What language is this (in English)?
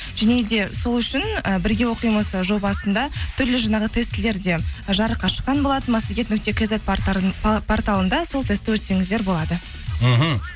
Kazakh